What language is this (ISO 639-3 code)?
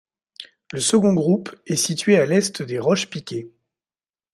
fra